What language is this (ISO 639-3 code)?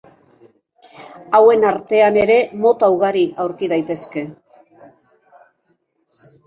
eus